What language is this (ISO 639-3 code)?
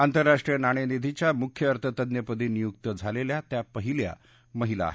mar